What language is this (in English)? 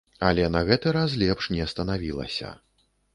Belarusian